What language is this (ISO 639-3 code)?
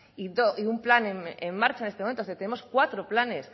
spa